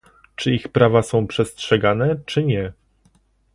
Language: Polish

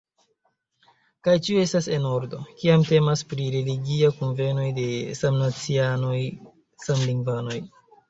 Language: Esperanto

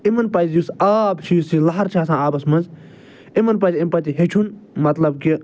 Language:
Kashmiri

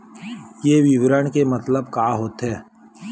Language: Chhattisgarhi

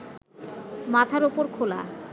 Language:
Bangla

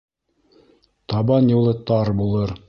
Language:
Bashkir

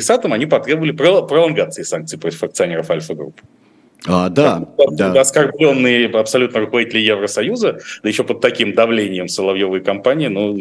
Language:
Russian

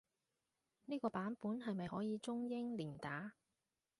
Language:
Cantonese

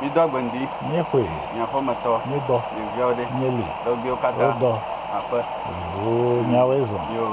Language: English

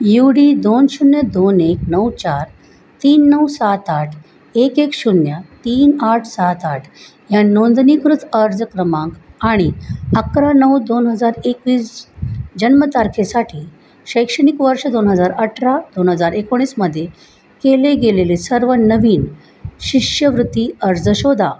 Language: Marathi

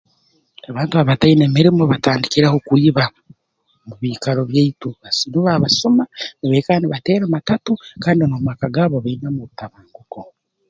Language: Tooro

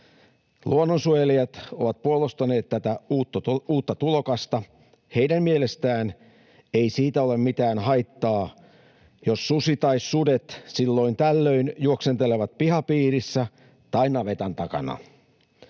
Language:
Finnish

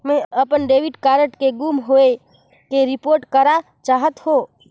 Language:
Chhattisgarhi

